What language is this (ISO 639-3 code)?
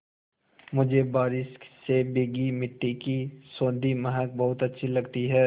hin